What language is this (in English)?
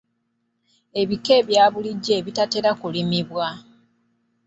Ganda